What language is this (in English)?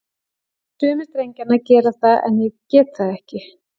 Icelandic